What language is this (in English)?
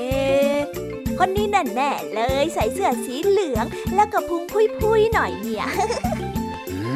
Thai